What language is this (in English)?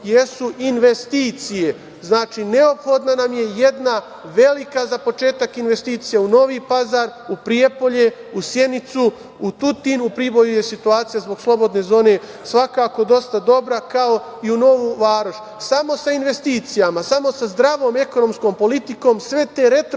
Serbian